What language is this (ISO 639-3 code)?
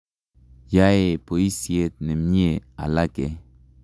kln